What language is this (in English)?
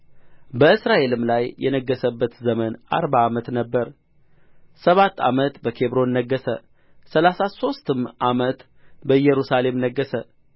Amharic